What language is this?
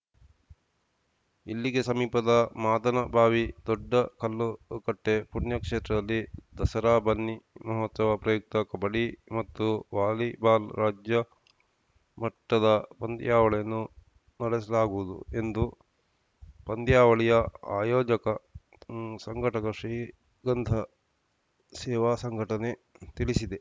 Kannada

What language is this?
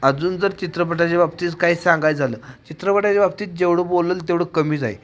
Marathi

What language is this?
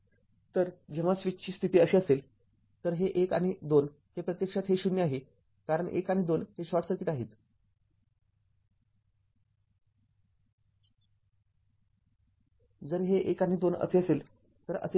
Marathi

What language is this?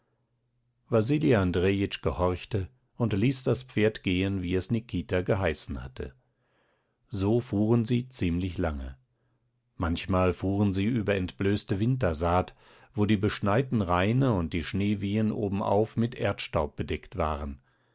German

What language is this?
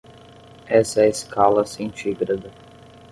Portuguese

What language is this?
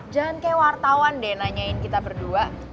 Indonesian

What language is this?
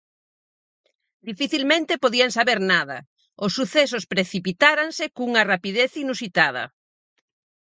Galician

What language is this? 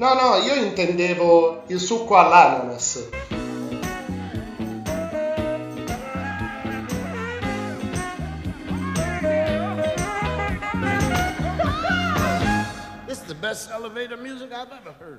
Italian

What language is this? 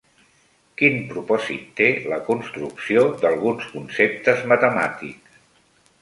Catalan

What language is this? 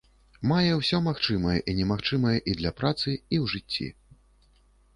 Belarusian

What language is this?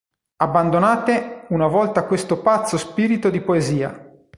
Italian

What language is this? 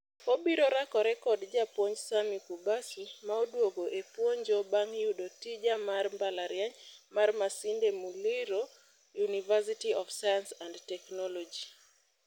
Luo (Kenya and Tanzania)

